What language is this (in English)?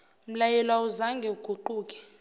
Zulu